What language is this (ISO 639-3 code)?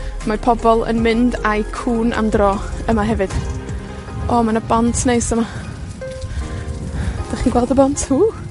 cym